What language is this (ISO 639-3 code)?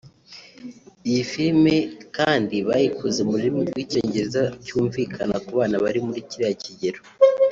kin